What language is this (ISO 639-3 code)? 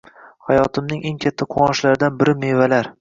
uzb